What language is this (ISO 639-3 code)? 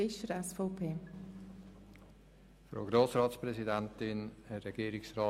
gsw